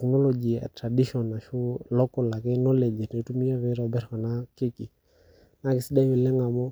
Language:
Masai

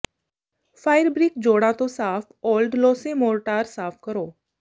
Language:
Punjabi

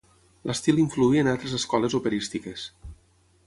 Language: Catalan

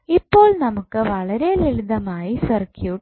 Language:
Malayalam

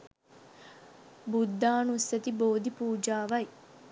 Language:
Sinhala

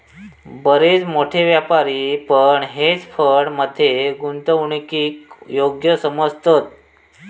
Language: Marathi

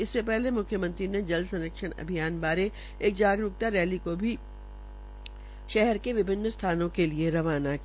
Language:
Hindi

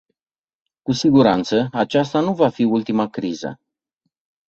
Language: Romanian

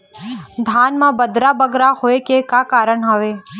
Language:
Chhattisgarhi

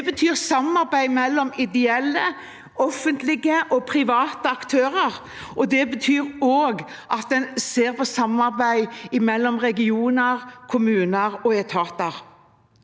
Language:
Norwegian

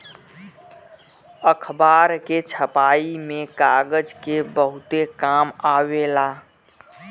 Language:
Bhojpuri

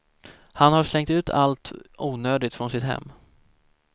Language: Swedish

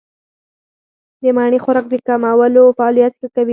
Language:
Pashto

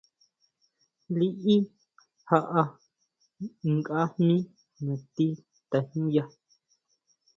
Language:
Huautla Mazatec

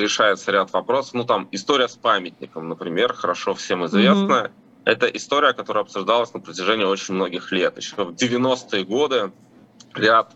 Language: Russian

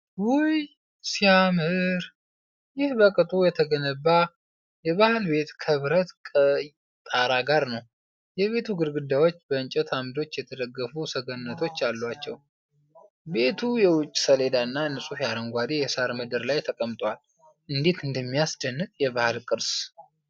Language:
Amharic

